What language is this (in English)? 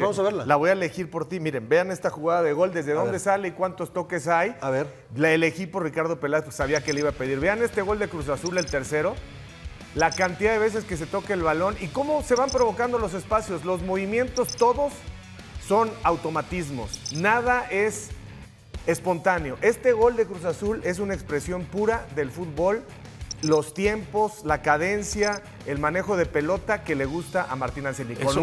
Spanish